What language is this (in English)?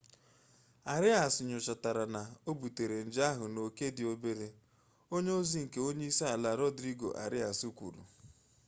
Igbo